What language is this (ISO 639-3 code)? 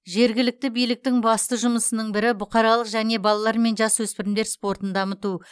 kaz